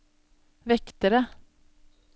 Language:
Norwegian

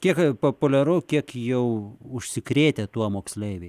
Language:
Lithuanian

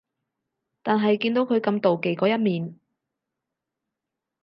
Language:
Cantonese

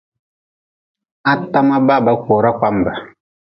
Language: Nawdm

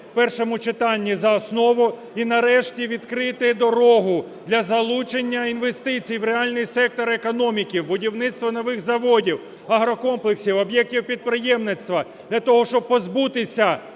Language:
Ukrainian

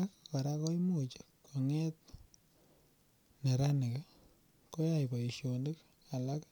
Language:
Kalenjin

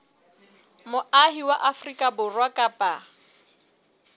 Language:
Southern Sotho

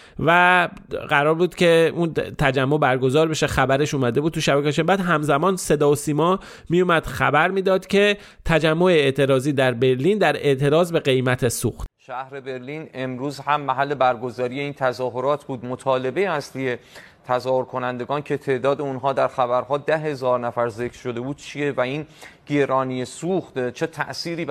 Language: Persian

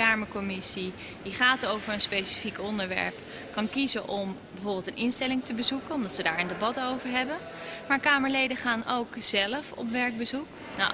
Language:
Dutch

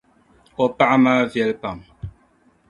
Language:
Dagbani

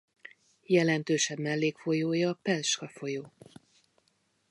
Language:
Hungarian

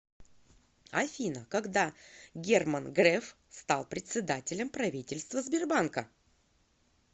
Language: Russian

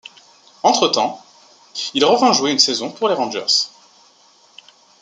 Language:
French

